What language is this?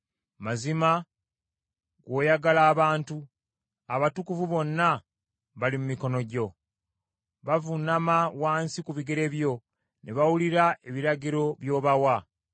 Ganda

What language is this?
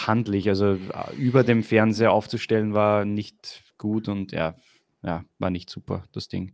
German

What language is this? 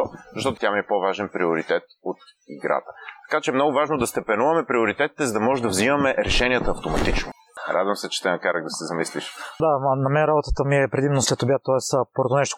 Bulgarian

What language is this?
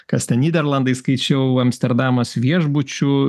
Lithuanian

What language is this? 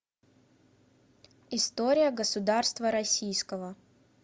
Russian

